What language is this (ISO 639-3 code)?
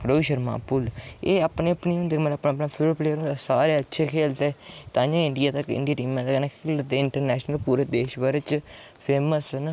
doi